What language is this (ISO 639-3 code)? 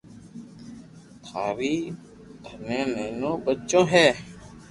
lrk